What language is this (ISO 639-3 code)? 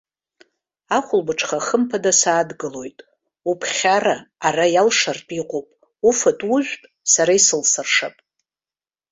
abk